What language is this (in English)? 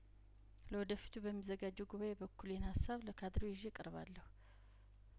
Amharic